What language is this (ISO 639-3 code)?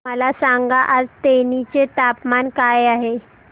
mar